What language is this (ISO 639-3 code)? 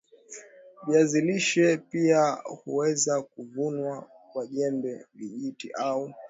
swa